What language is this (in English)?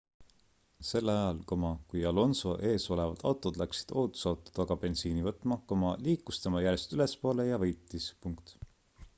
Estonian